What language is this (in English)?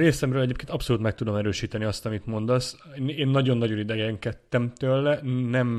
Hungarian